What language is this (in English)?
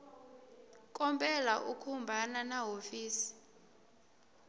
Tsonga